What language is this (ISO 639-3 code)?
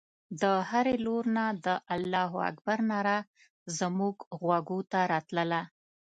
pus